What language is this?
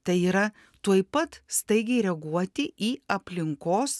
Lithuanian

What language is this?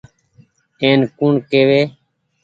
Goaria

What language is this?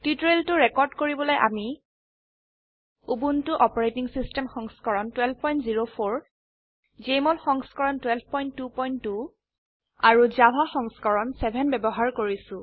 Assamese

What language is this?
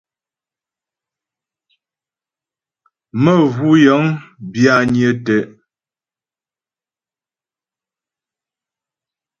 Ghomala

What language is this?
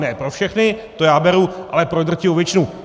Czech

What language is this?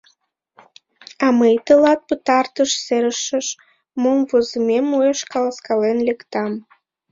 Mari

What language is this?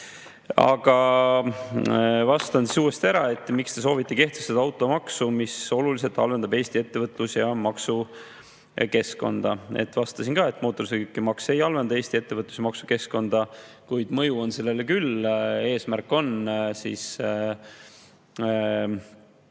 Estonian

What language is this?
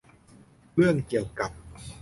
Thai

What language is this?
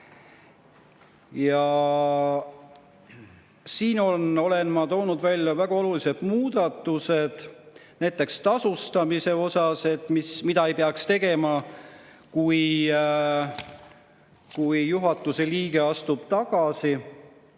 Estonian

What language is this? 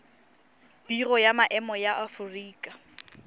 Tswana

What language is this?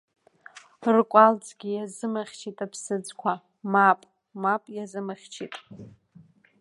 Abkhazian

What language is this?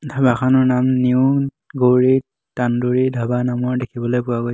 Assamese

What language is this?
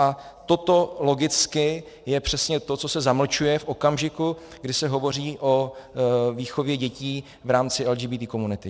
Czech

